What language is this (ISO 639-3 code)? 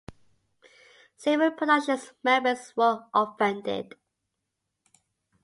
eng